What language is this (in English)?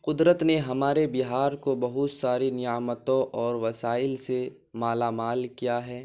Urdu